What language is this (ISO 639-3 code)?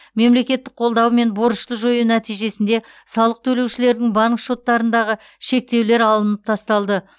kaz